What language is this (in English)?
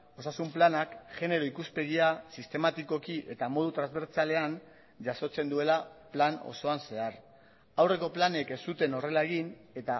Basque